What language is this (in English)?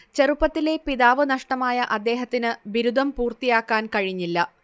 Malayalam